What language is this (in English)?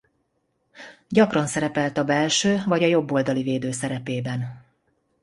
Hungarian